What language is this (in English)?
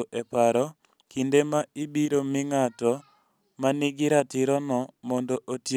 Luo (Kenya and Tanzania)